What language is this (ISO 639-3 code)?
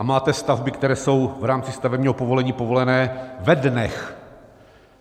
ces